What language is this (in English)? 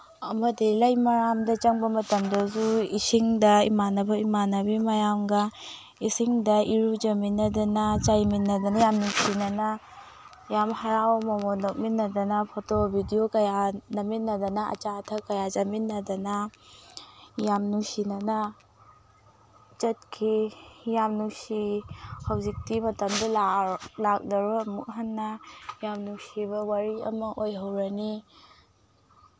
Manipuri